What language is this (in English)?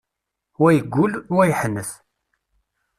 Kabyle